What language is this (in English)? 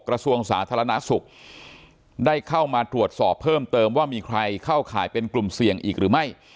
Thai